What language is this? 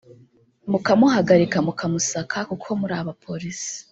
Kinyarwanda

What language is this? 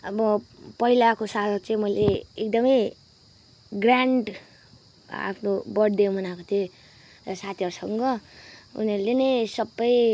Nepali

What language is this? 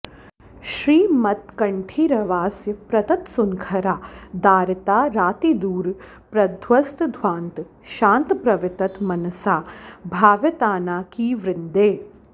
Sanskrit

